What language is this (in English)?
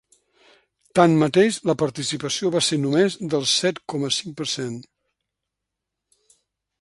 Catalan